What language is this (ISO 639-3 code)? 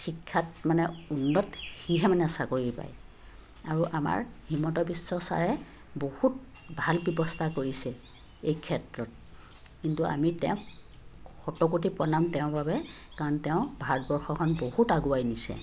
asm